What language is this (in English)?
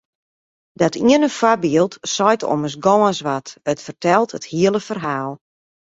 Western Frisian